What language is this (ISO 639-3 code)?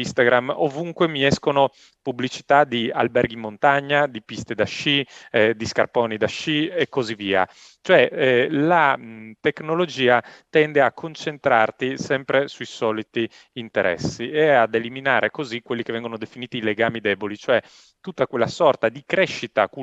ita